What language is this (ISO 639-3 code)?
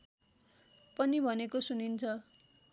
nep